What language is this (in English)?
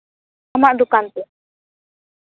Santali